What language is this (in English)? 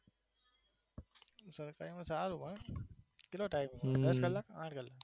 Gujarati